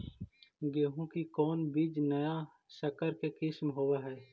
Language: Magahi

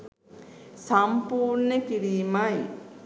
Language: Sinhala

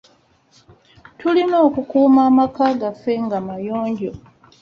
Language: Ganda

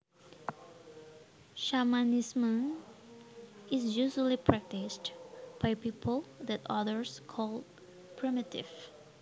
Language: Javanese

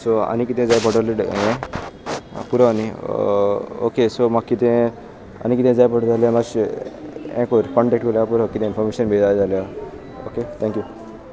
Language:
Konkani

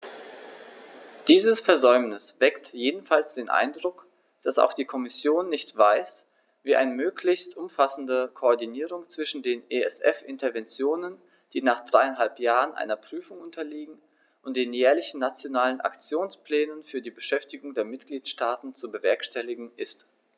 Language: German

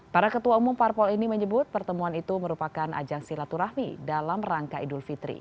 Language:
Indonesian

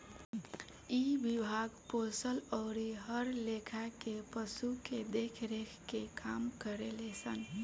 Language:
Bhojpuri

